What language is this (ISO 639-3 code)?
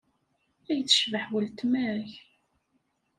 kab